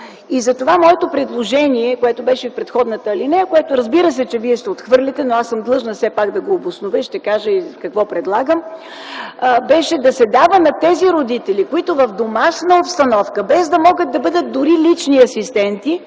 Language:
Bulgarian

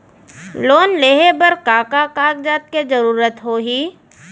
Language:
Chhattisgarhi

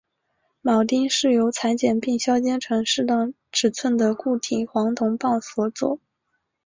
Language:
Chinese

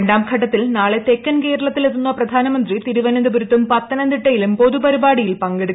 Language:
Malayalam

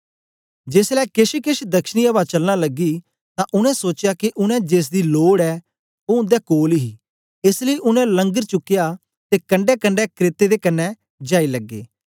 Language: Dogri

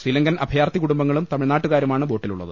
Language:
Malayalam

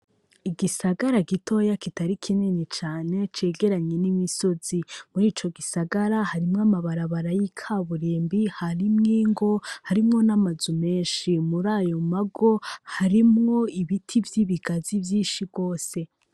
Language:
Rundi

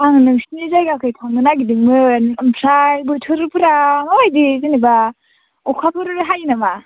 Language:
Bodo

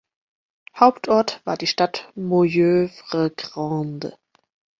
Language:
German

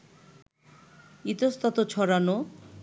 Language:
Bangla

